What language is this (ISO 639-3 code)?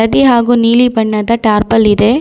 kan